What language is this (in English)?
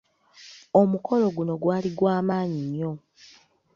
Ganda